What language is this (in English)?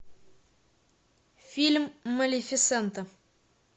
Russian